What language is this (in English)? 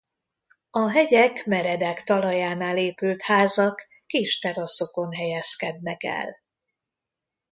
Hungarian